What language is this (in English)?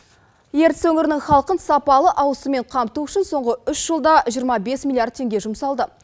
Kazakh